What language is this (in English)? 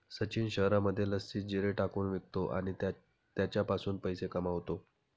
Marathi